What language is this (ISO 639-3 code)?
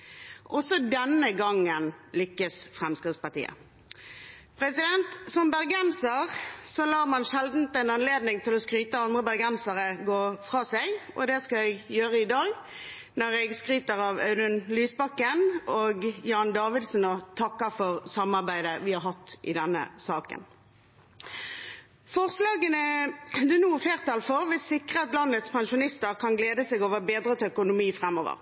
nob